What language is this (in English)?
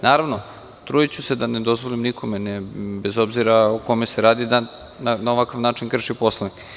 Serbian